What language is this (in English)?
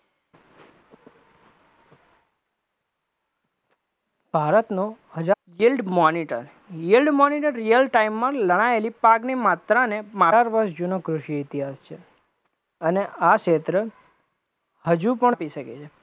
Gujarati